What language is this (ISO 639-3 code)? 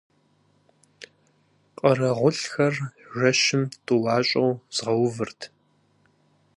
kbd